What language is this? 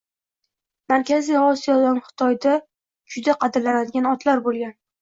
Uzbek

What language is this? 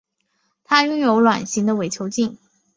Chinese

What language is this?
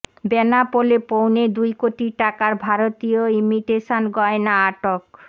Bangla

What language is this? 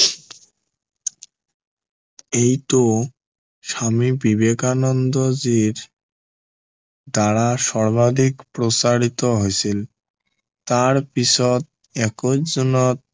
Assamese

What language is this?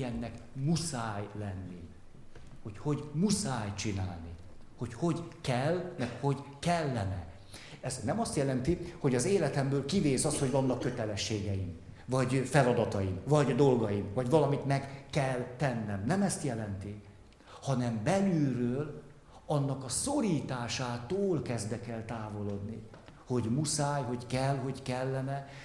Hungarian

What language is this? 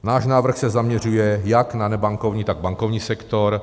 Czech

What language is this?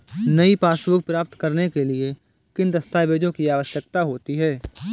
Hindi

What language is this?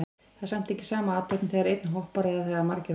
Icelandic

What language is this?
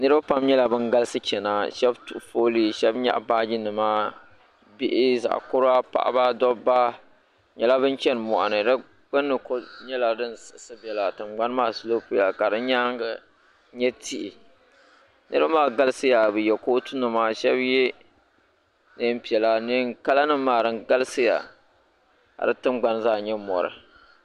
Dagbani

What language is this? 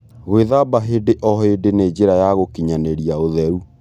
Kikuyu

